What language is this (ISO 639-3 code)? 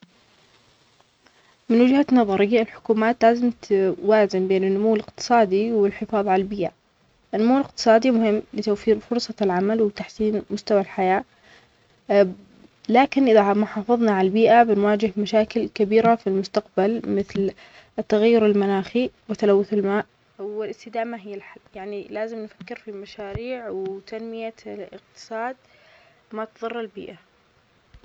acx